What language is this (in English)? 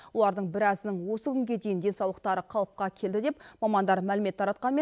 Kazakh